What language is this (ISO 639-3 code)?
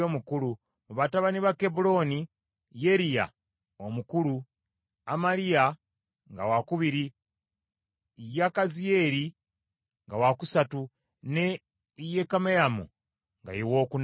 lug